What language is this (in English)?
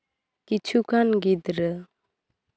Santali